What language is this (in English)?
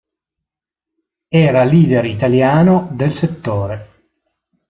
Italian